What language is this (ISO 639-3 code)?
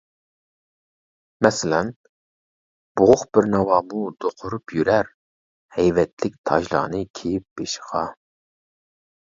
uig